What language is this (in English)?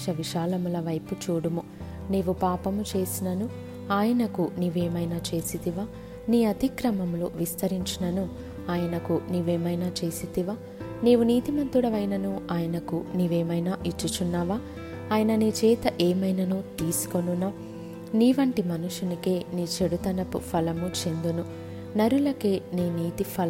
Telugu